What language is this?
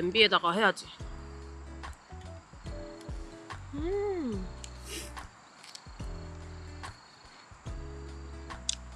Korean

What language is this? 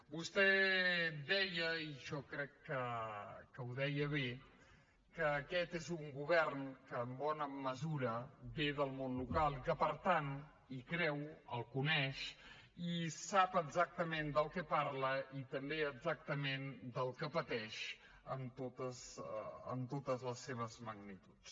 Catalan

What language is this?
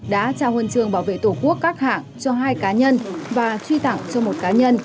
Vietnamese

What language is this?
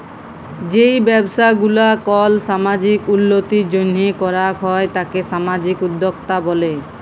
Bangla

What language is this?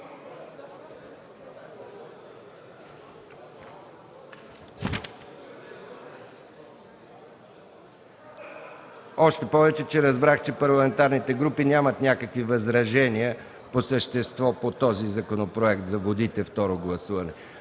Bulgarian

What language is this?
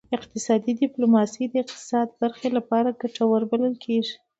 Pashto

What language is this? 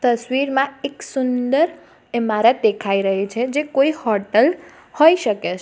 Gujarati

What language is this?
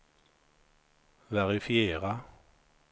Swedish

